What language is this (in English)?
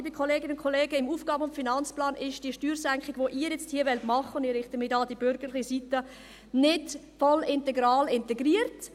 Swiss German